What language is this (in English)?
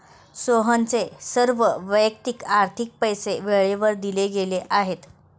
Marathi